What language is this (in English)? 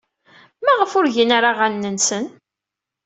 Kabyle